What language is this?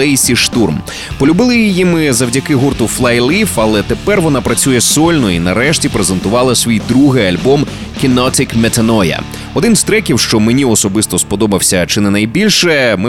Ukrainian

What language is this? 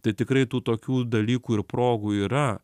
Lithuanian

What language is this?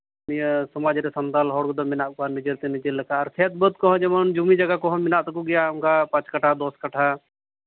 Santali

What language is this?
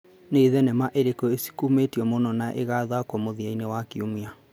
Kikuyu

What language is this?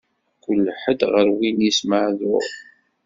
Kabyle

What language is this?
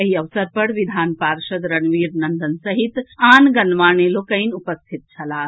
Maithili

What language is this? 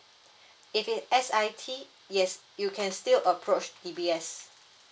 English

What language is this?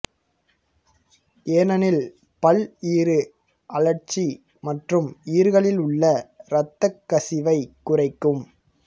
Tamil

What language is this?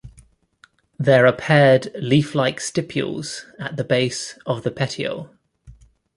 English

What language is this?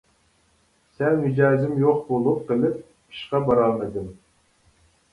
Uyghur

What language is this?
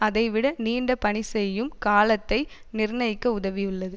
Tamil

